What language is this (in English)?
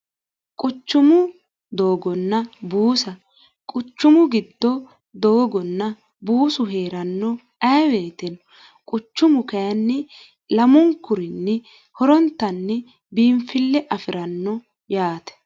Sidamo